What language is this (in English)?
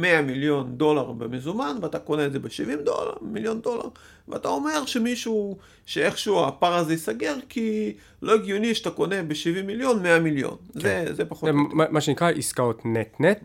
Hebrew